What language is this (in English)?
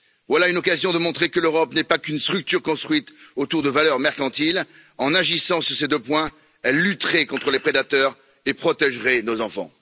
French